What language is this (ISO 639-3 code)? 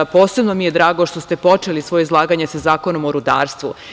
srp